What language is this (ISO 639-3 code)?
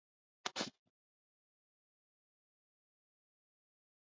swa